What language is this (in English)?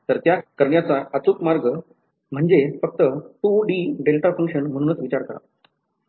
Marathi